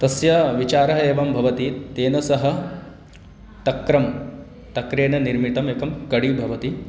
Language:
Sanskrit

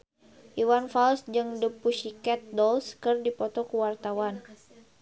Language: Sundanese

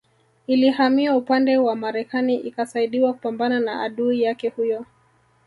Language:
Swahili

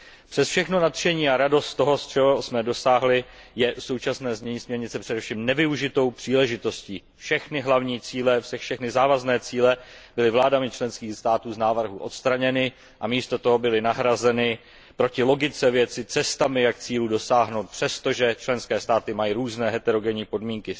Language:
Czech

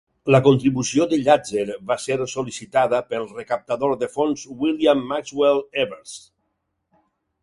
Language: Catalan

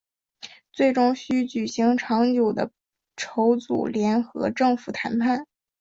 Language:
Chinese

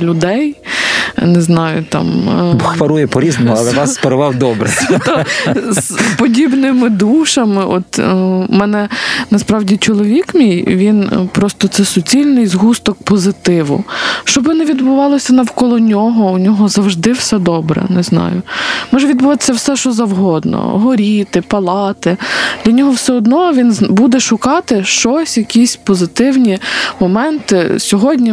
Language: Ukrainian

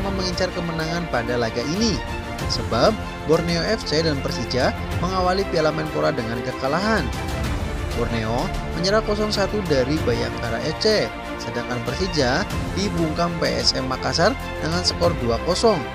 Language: Indonesian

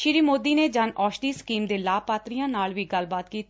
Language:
Punjabi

